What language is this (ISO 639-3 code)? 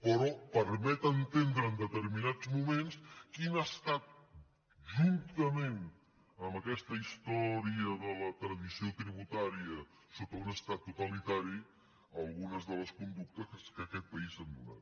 cat